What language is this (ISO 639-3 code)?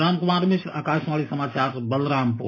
hin